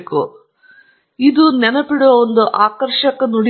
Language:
Kannada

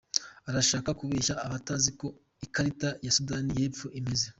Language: Kinyarwanda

